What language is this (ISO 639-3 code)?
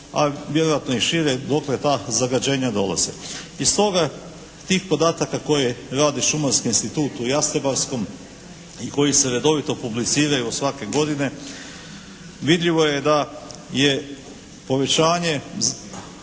hrv